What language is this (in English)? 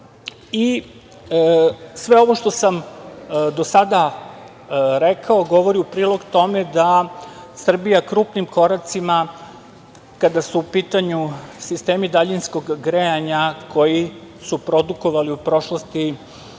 Serbian